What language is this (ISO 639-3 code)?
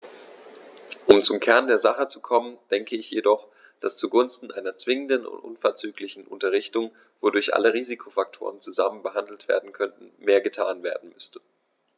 deu